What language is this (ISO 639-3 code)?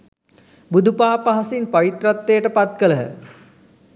sin